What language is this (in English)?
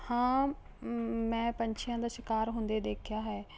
Punjabi